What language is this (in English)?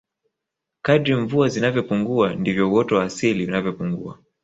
Swahili